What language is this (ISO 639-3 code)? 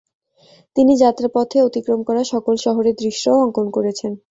ben